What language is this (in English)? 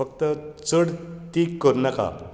Konkani